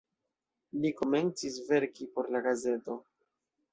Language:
Esperanto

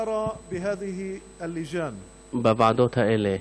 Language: Hebrew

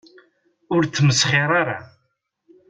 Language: Kabyle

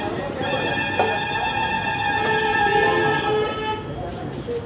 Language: Maithili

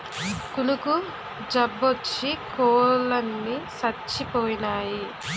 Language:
Telugu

